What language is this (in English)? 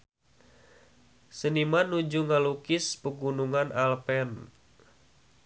Sundanese